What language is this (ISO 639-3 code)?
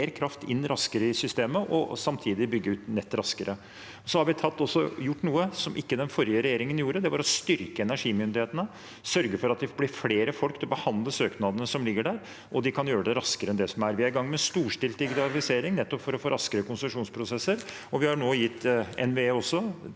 nor